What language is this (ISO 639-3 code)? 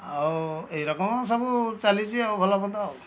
ori